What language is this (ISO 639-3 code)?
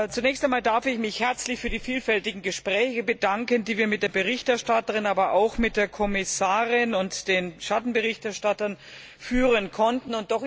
deu